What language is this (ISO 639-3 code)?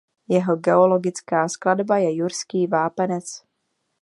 ces